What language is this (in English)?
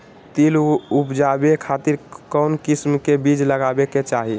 Magahi